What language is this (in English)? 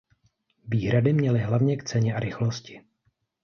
Czech